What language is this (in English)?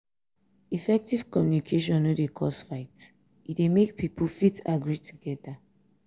Nigerian Pidgin